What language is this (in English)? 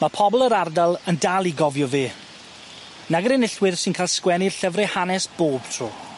Welsh